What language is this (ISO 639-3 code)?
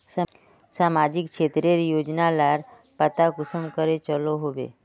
mag